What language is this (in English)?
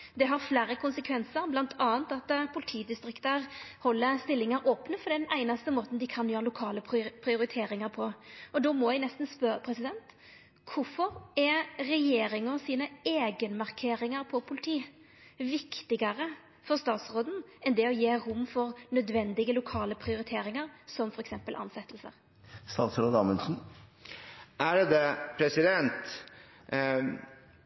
Norwegian